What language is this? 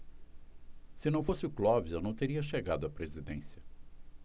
Portuguese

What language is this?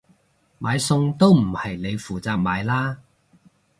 Cantonese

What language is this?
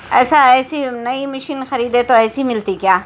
Urdu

